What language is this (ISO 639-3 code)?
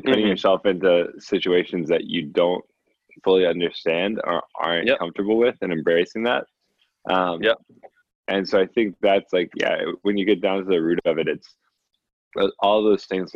eng